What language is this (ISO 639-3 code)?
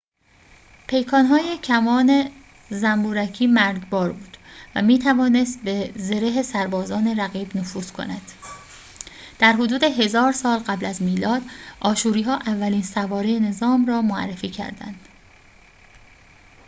fas